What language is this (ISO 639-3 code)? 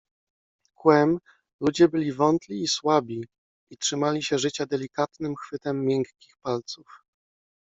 pol